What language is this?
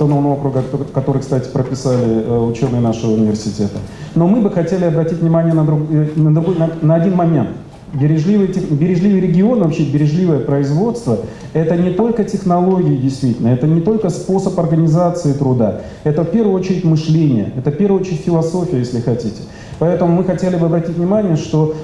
Russian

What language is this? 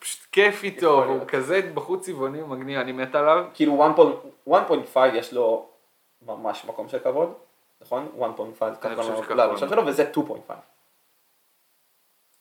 Hebrew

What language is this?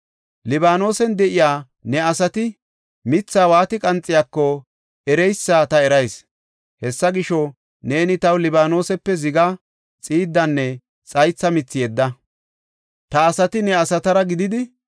Gofa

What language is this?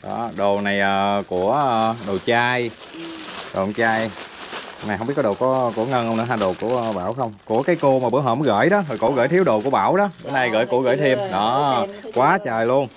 Vietnamese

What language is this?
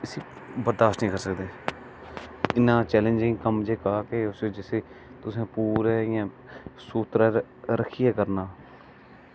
Dogri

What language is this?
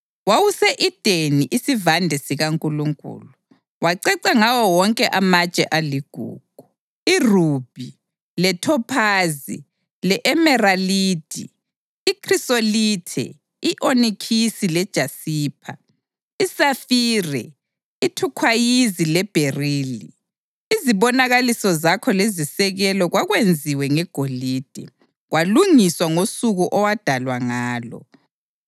North Ndebele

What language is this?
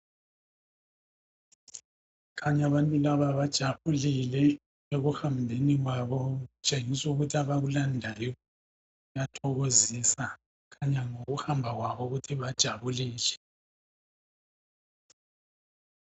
North Ndebele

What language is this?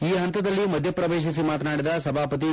Kannada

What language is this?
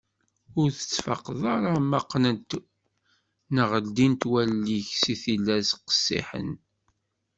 Kabyle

